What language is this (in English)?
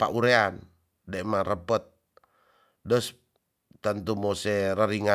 Tonsea